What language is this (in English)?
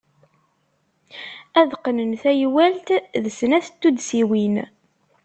Kabyle